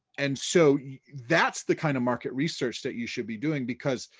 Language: English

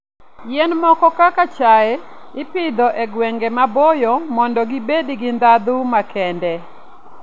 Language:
Luo (Kenya and Tanzania)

